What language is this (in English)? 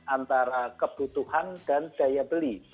Indonesian